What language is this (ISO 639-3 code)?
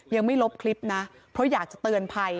tha